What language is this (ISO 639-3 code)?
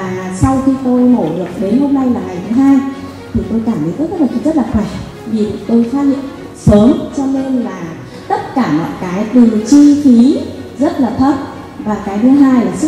vie